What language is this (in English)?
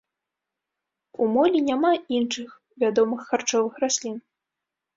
Belarusian